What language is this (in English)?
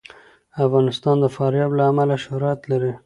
Pashto